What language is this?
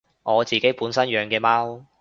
Cantonese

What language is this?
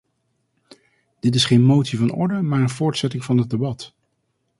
Dutch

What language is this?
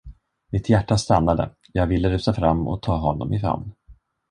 Swedish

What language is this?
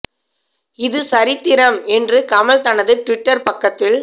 Tamil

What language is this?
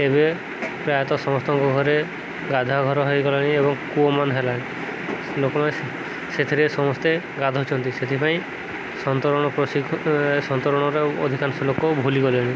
Odia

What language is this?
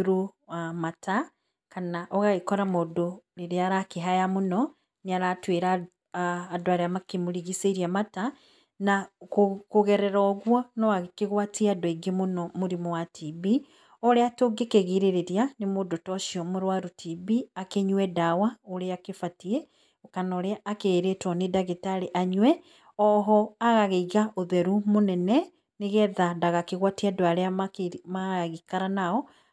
Kikuyu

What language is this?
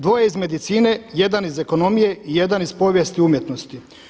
Croatian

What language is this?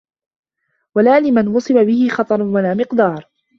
Arabic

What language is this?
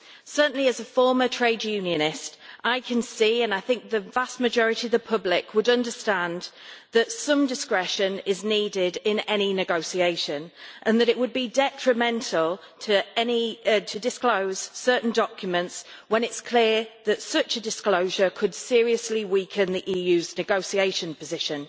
English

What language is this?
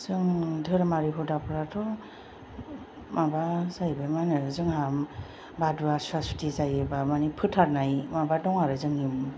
Bodo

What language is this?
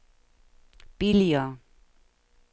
Danish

